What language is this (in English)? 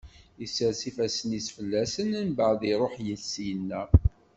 Kabyle